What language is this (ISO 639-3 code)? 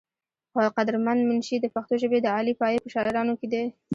pus